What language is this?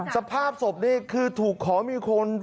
Thai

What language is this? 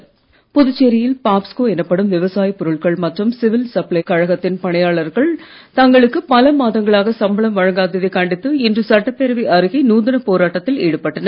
Tamil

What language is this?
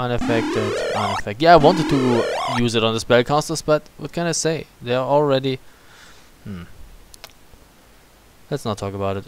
English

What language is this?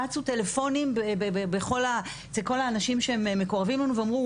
Hebrew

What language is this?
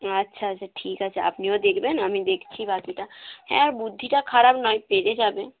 Bangla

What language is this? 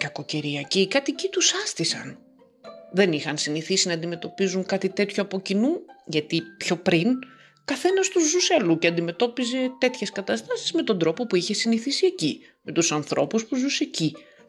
Greek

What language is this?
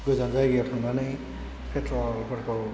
Bodo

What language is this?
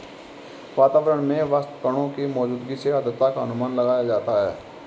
Hindi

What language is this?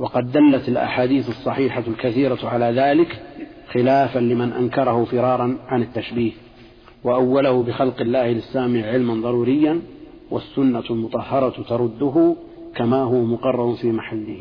Arabic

